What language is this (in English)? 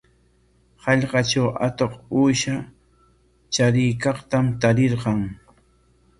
Corongo Ancash Quechua